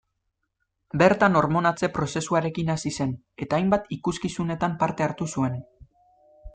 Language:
Basque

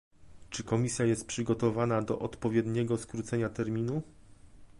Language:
Polish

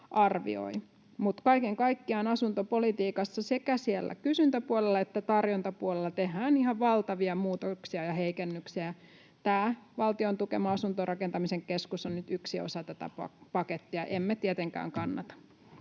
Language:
Finnish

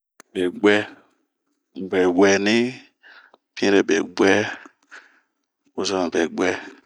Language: Bomu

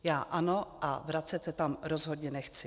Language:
Czech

